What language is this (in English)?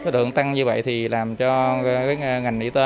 Vietnamese